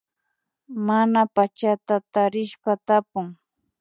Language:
Imbabura Highland Quichua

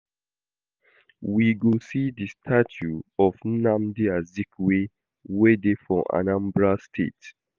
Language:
Nigerian Pidgin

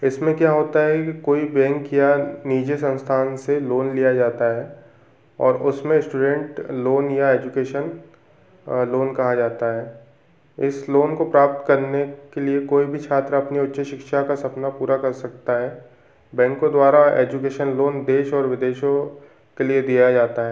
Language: Hindi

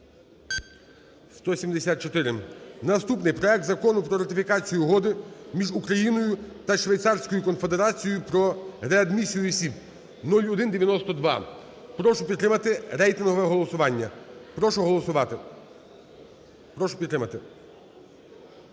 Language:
Ukrainian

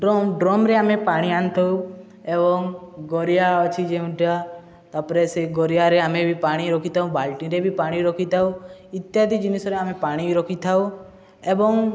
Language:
Odia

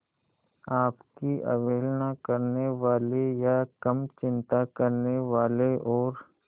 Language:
Hindi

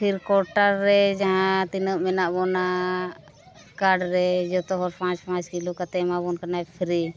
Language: Santali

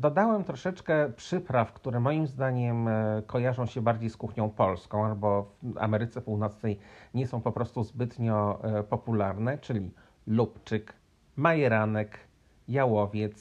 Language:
Polish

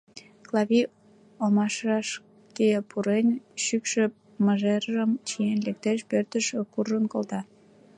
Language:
Mari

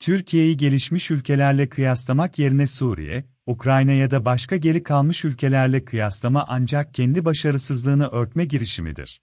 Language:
Turkish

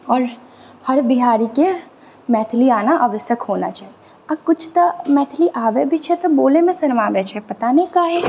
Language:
Maithili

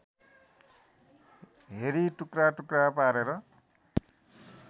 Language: Nepali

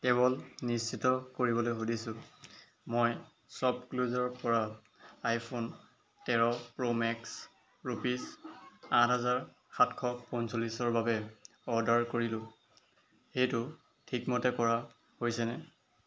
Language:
Assamese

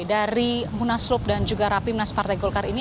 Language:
Indonesian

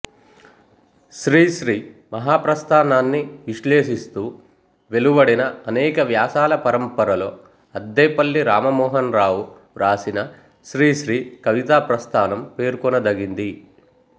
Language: Telugu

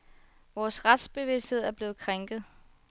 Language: Danish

